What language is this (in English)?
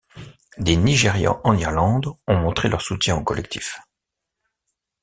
French